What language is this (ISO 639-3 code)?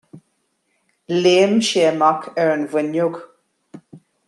gle